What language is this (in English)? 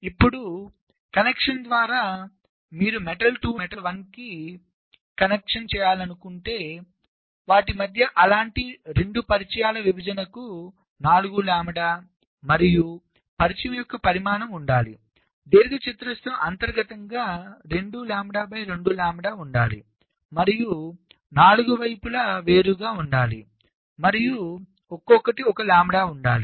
Telugu